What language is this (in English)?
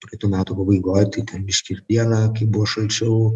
Lithuanian